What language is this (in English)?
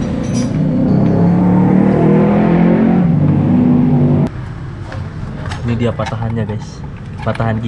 Indonesian